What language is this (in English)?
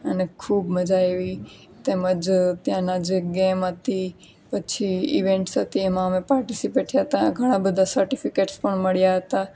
Gujarati